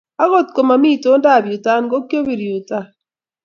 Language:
Kalenjin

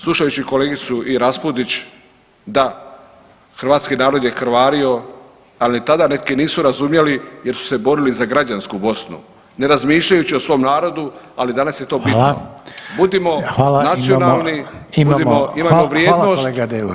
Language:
Croatian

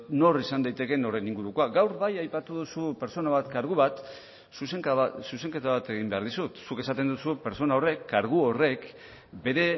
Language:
Basque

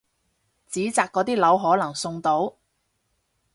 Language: Cantonese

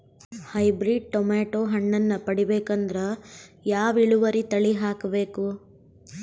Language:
Kannada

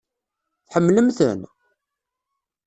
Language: Kabyle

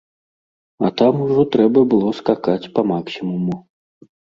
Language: Belarusian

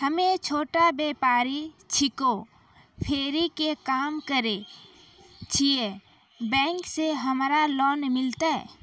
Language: Maithili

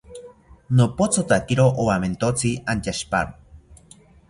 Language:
South Ucayali Ashéninka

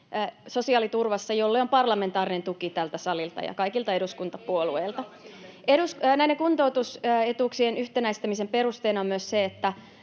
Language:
Finnish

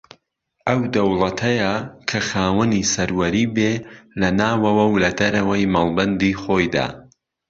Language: Central Kurdish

